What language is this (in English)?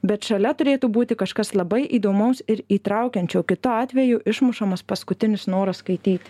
Lithuanian